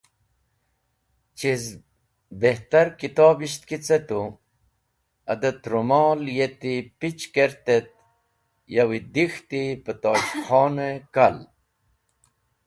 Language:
Wakhi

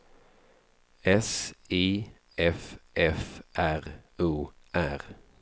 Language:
Swedish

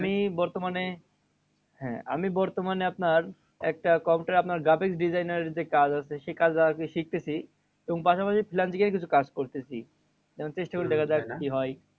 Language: Bangla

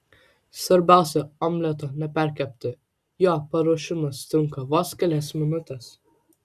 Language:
Lithuanian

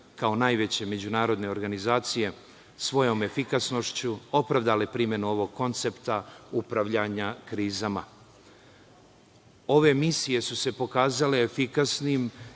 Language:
Serbian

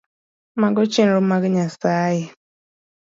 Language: Luo (Kenya and Tanzania)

